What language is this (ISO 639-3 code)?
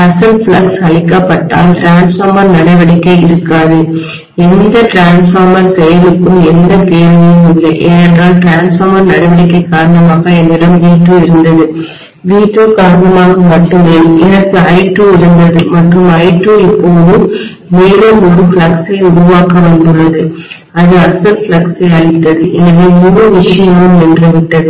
tam